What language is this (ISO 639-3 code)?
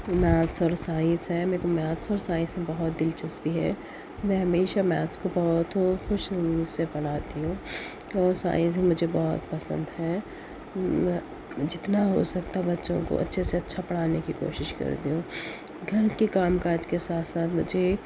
urd